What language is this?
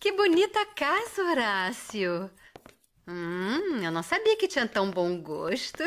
Portuguese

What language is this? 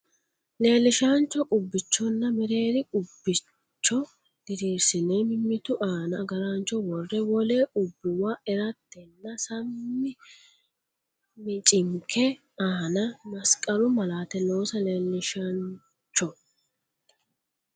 Sidamo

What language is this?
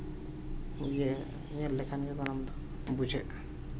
Santali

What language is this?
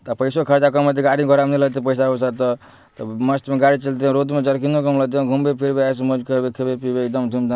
Maithili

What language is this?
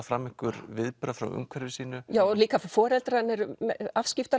Icelandic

